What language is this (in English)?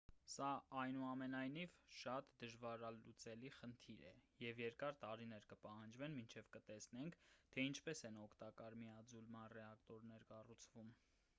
Armenian